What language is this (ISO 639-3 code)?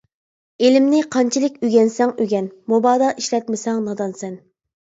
uig